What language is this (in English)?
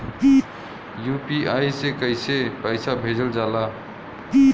Bhojpuri